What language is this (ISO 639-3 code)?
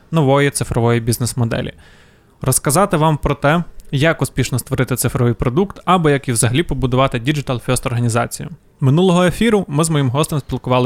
ukr